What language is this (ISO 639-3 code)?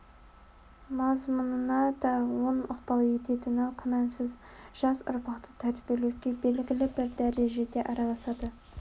kaz